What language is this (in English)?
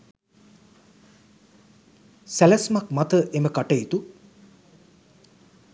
Sinhala